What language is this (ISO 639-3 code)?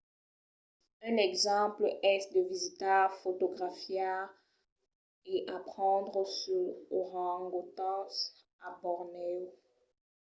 oci